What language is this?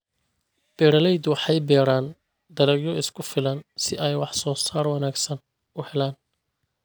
Somali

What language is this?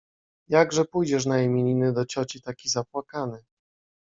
Polish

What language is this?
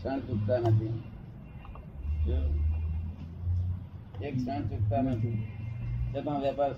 Gujarati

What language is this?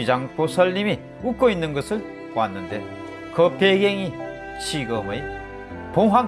Korean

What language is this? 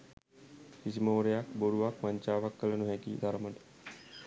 Sinhala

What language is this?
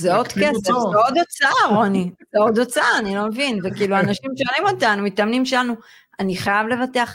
Hebrew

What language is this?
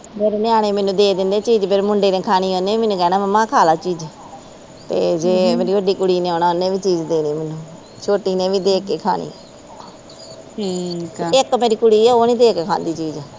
Punjabi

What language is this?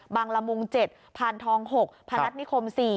Thai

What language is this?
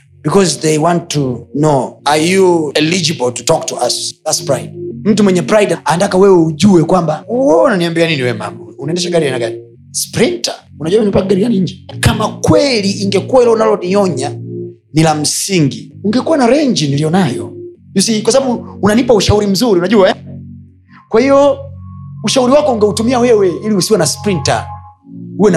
Swahili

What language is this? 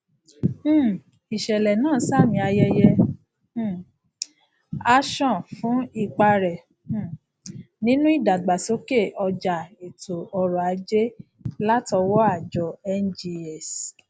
Yoruba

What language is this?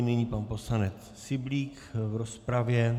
Czech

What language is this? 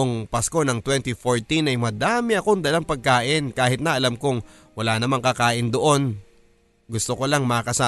Filipino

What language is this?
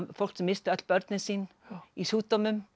Icelandic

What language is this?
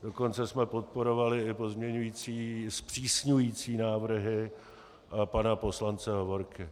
Czech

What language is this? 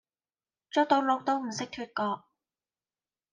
Cantonese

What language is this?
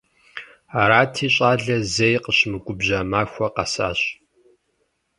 Kabardian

